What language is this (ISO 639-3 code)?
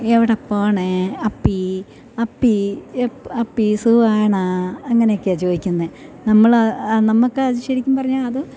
mal